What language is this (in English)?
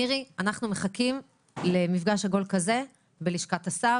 Hebrew